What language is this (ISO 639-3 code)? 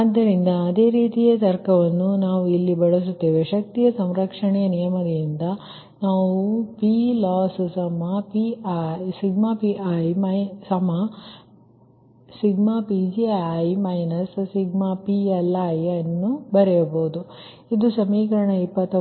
kan